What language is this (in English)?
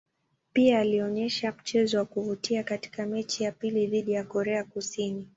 Swahili